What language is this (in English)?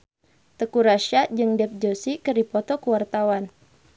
Sundanese